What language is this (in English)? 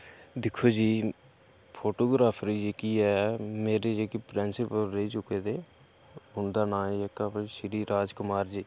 Dogri